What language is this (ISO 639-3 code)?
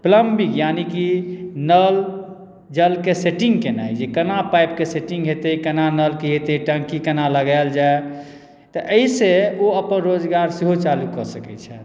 mai